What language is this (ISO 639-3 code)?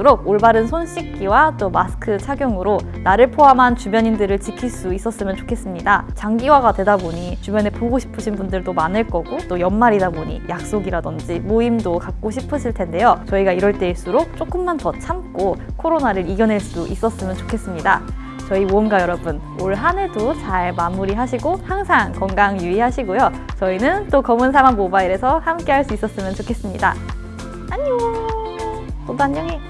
kor